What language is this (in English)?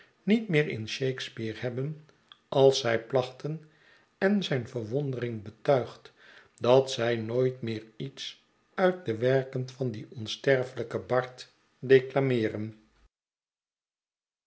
Dutch